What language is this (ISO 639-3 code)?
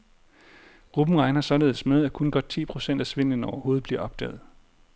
dan